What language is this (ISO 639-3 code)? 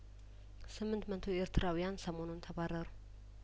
amh